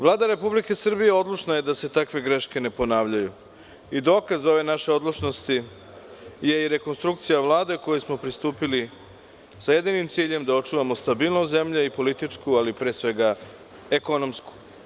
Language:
Serbian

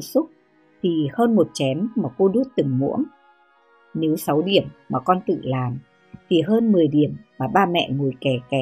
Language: Vietnamese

